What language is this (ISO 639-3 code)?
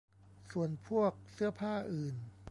tha